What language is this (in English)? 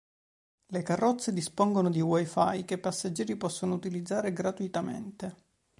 Italian